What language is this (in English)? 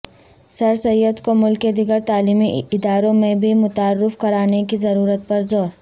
Urdu